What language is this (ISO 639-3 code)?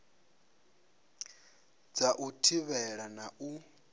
ven